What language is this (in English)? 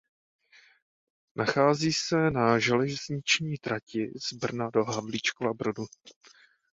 Czech